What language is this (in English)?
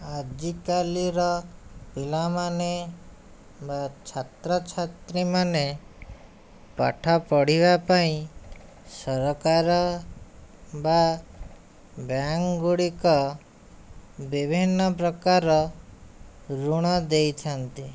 Odia